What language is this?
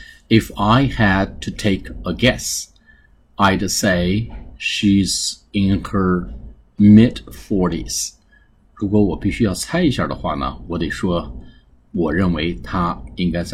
Chinese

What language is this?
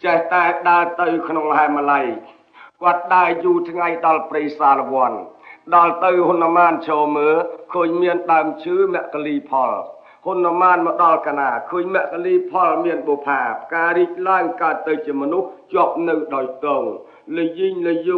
Thai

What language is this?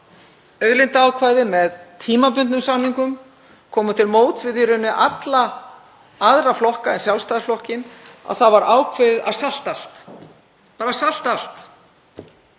Icelandic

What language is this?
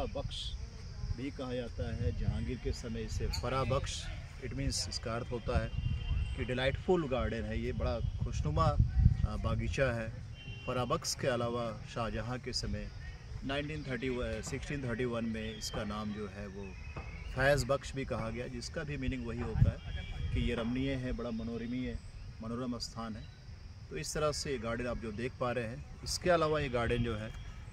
Hindi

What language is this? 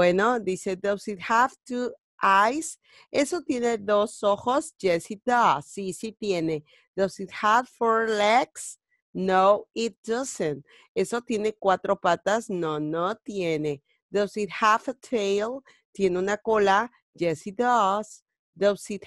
Spanish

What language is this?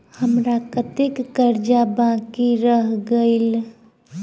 Maithili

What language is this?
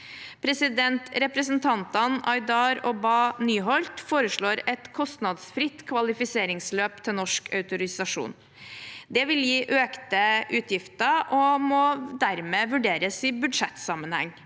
Norwegian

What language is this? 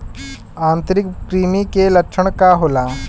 Bhojpuri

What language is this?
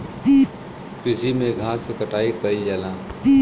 Bhojpuri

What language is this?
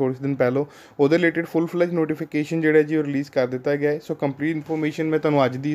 Hindi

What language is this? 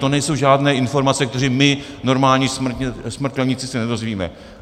Czech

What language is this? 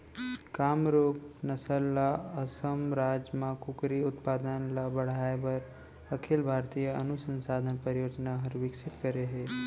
Chhattisgarhi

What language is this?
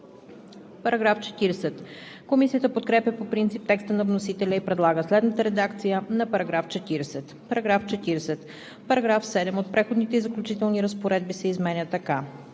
Bulgarian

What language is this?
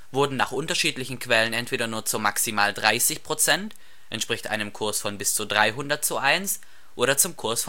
German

